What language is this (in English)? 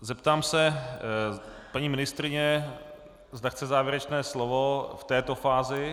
Czech